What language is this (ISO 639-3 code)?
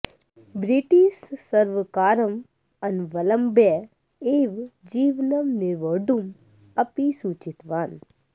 san